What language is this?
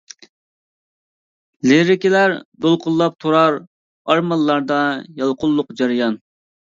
Uyghur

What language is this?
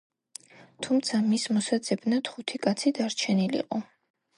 Georgian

